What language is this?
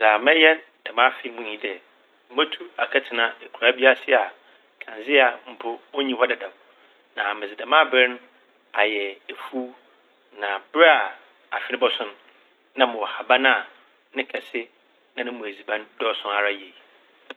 Akan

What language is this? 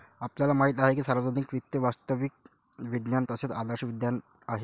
Marathi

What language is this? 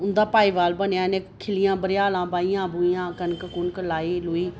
Dogri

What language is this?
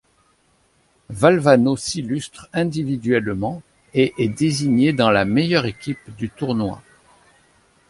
French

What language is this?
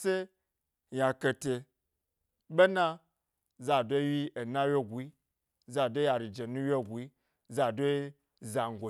Gbari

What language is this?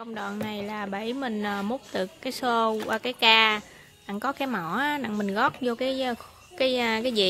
Vietnamese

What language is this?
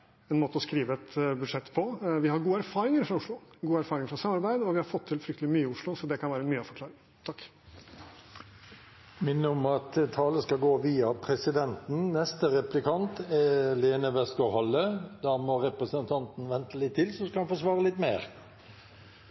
Norwegian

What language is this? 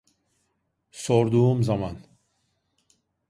Turkish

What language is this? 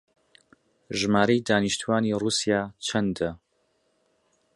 Central Kurdish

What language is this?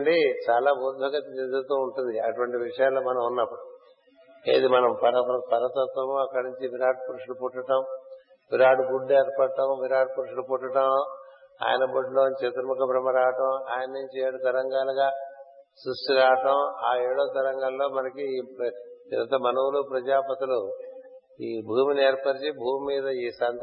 Telugu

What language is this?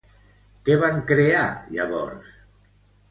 Catalan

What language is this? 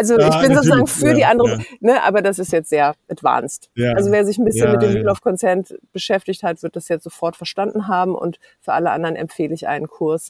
German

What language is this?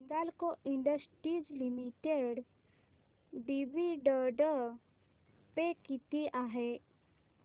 Marathi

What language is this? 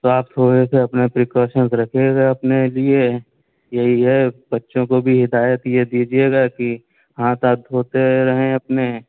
Urdu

